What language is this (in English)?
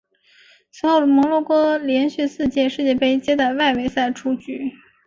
Chinese